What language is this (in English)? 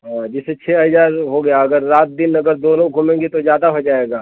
Hindi